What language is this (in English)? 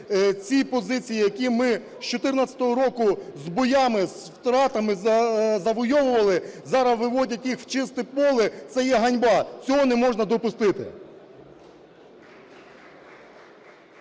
Ukrainian